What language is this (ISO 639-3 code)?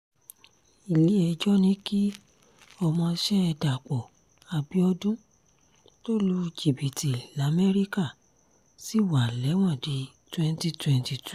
yor